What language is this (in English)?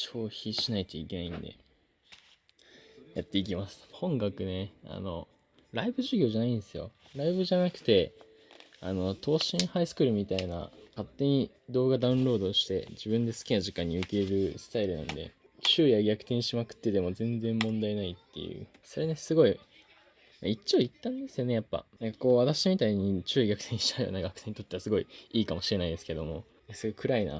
Japanese